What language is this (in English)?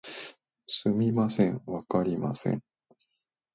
Japanese